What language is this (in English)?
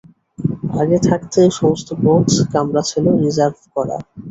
Bangla